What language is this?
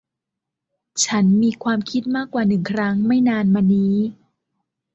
Thai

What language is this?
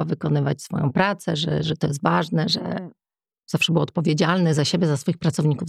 Polish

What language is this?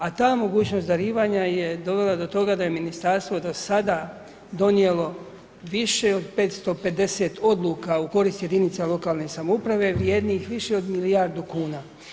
Croatian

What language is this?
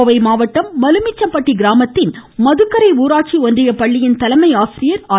Tamil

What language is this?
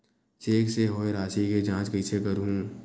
Chhattisgarhi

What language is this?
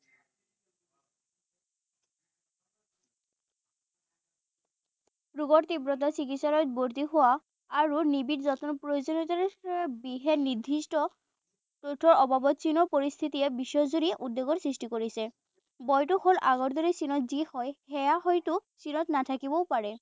Assamese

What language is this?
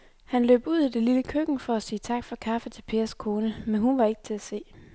Danish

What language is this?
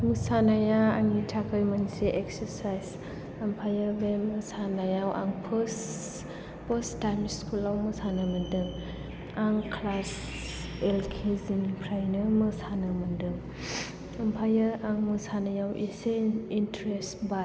Bodo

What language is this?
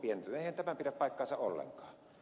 Finnish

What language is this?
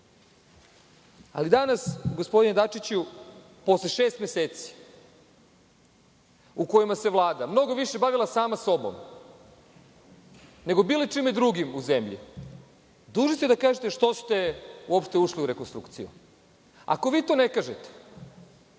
Serbian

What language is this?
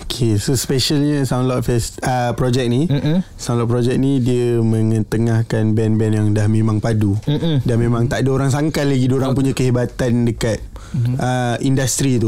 Malay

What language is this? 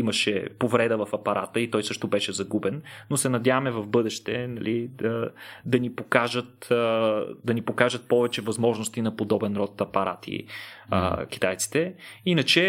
Bulgarian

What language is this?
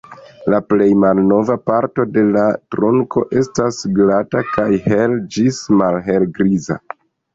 Esperanto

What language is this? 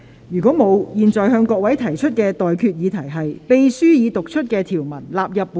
Cantonese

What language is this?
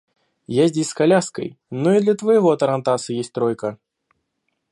Russian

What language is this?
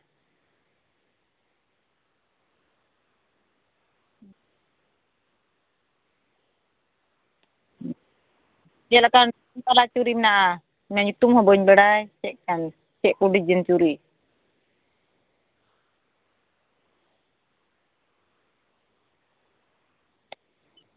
Santali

